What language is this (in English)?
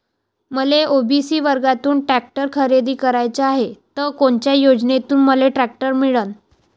Marathi